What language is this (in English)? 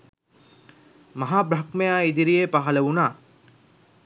Sinhala